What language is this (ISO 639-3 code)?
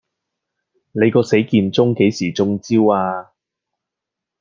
yue